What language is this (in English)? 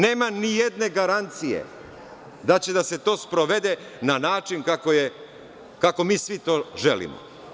Serbian